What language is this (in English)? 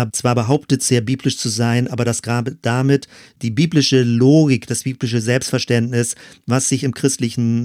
German